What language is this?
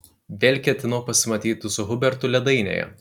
Lithuanian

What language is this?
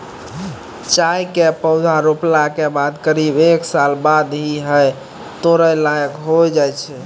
Maithili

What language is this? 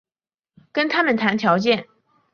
Chinese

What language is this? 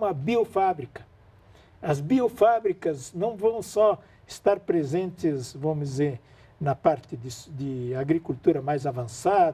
Portuguese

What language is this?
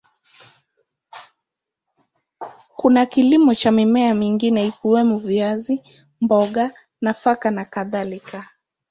Swahili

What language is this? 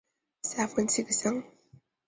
Chinese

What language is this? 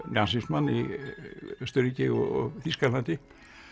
Icelandic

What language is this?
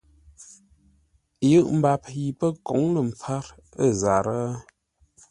Ngombale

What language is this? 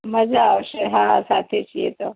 Gujarati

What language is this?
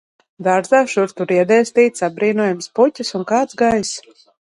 Latvian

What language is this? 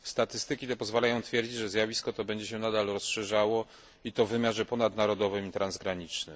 Polish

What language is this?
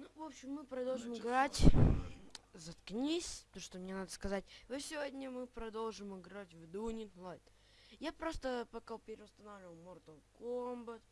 Russian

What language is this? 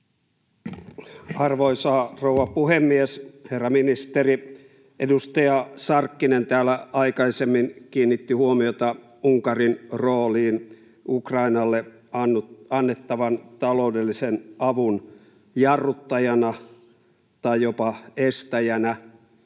Finnish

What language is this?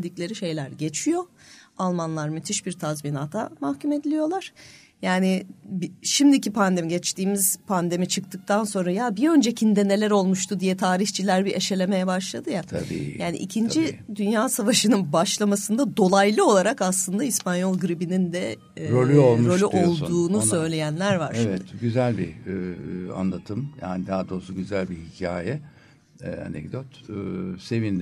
Turkish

